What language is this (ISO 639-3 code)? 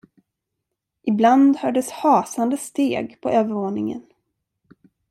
swe